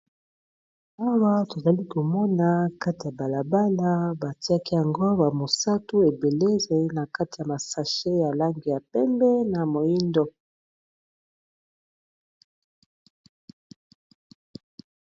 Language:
Lingala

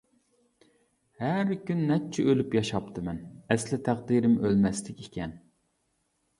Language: Uyghur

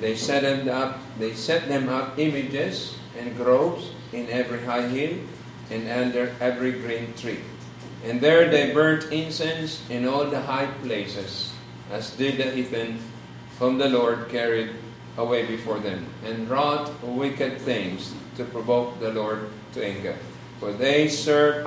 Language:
Filipino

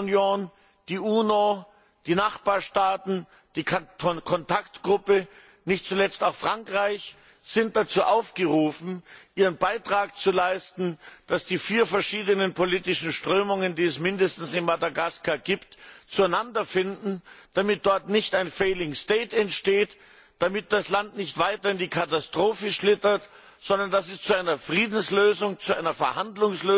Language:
German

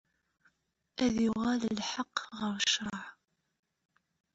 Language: Kabyle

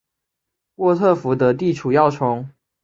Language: Chinese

